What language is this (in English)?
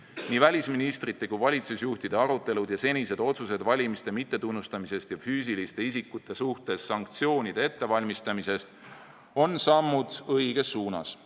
Estonian